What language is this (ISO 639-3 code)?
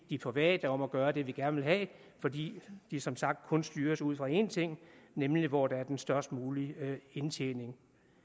dan